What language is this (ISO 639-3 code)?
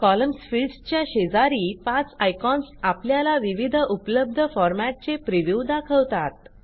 mar